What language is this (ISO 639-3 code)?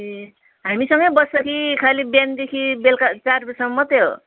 nep